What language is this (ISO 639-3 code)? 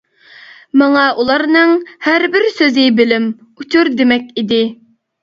uig